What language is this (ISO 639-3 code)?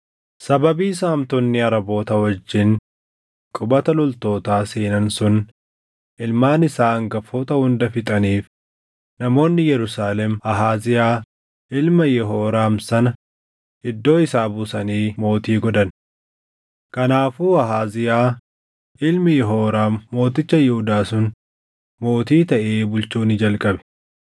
orm